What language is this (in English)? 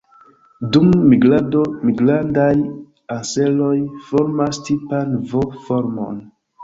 Esperanto